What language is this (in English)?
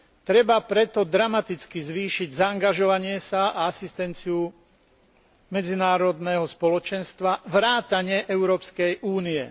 Slovak